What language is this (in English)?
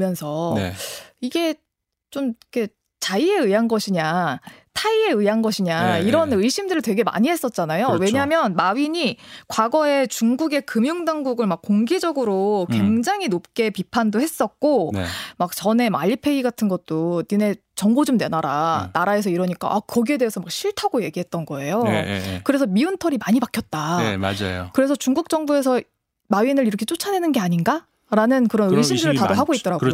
Korean